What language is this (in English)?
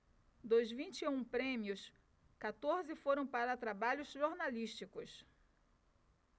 Portuguese